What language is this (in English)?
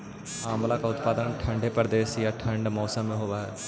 Magahi